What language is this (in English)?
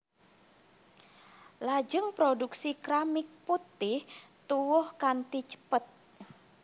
Javanese